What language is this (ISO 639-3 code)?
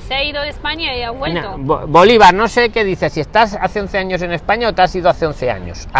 spa